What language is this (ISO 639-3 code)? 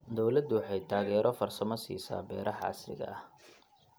som